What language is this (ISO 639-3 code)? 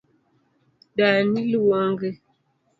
luo